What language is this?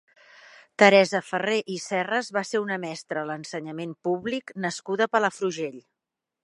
Catalan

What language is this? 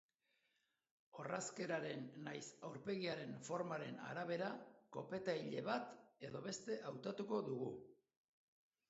Basque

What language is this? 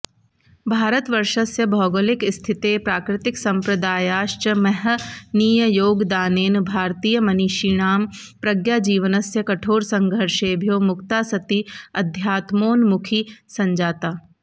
Sanskrit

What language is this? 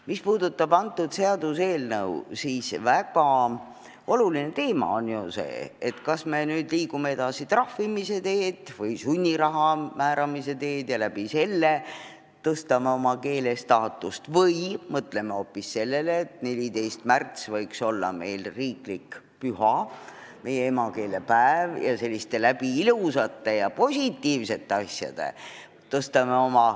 Estonian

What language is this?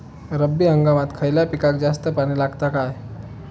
Marathi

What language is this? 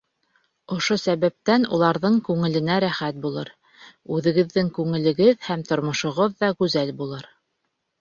Bashkir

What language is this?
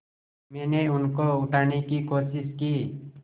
Hindi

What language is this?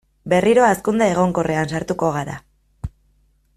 Basque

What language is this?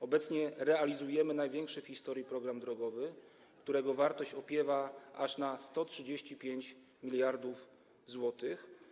Polish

